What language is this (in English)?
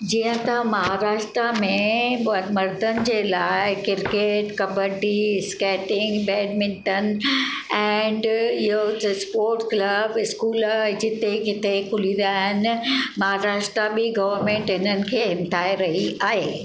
Sindhi